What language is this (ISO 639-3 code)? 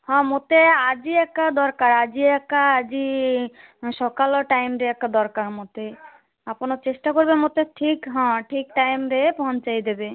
ori